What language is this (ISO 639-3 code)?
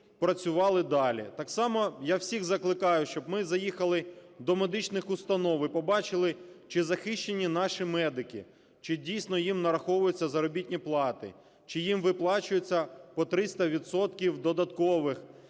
ukr